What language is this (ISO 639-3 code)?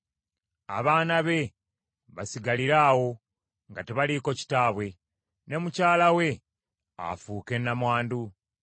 lug